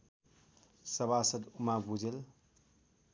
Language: Nepali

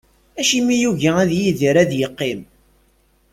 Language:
Kabyle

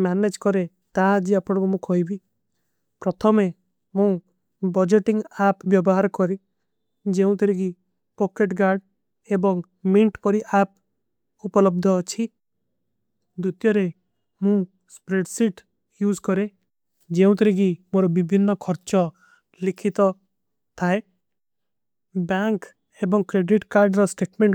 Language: Kui (India)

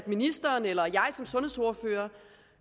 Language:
Danish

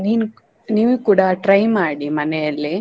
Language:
Kannada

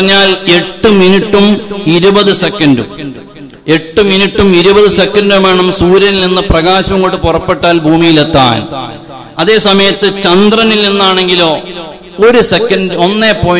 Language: Arabic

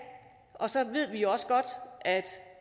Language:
Danish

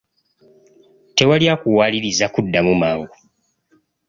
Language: Ganda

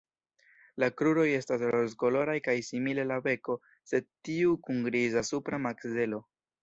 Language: Esperanto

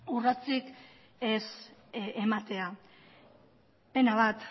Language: Basque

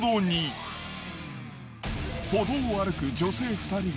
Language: Japanese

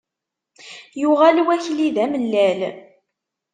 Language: Kabyle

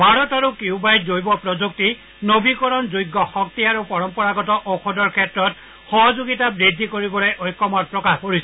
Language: Assamese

